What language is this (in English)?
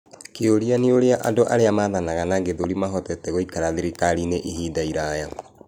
Kikuyu